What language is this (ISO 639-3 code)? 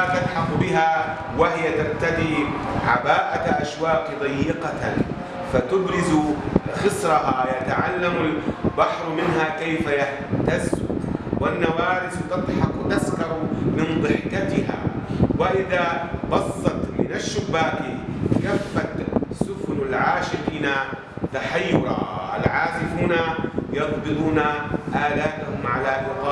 ara